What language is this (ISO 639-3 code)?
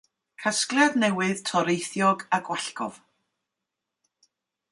cym